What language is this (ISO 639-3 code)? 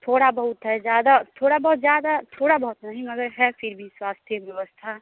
hin